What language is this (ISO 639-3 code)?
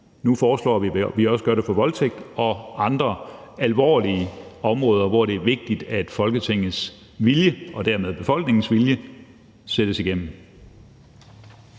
dan